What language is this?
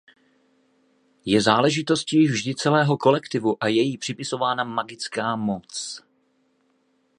Czech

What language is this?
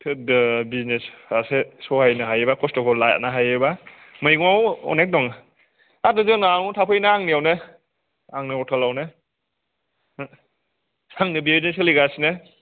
Bodo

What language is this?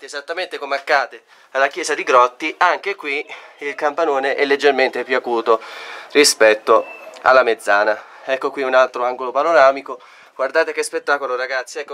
Italian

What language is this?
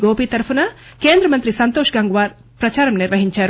Telugu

